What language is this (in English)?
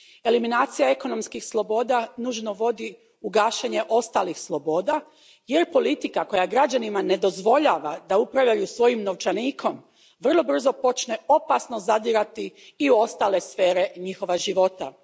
Croatian